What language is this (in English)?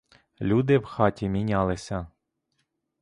Ukrainian